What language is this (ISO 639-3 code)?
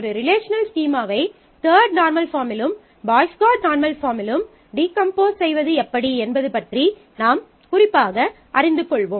tam